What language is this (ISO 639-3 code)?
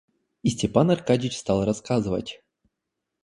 rus